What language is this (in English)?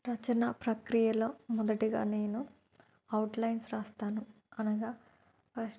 Telugu